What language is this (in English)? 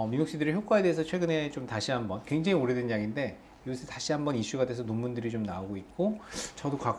Korean